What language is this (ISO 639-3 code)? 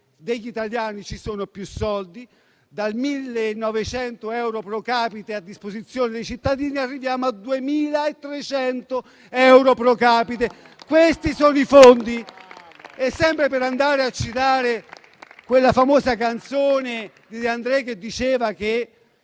ita